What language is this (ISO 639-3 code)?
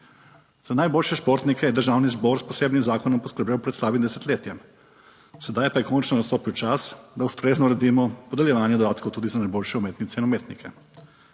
slv